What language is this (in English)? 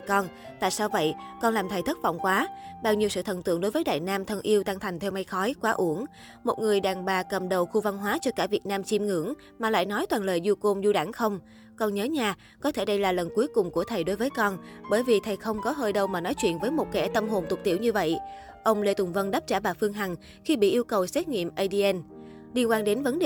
Vietnamese